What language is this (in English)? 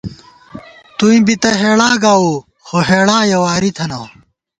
Gawar-Bati